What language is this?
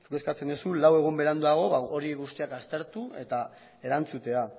Basque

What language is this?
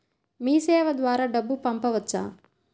Telugu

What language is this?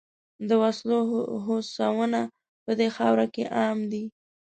Pashto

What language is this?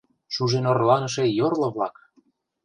Mari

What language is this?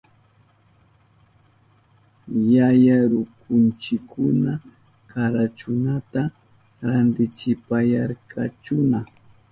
Southern Pastaza Quechua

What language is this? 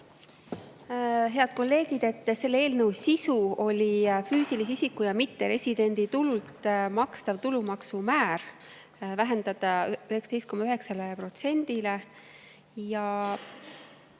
Estonian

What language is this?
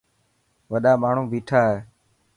Dhatki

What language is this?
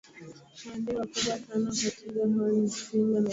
Swahili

